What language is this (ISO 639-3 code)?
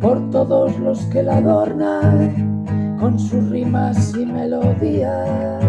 spa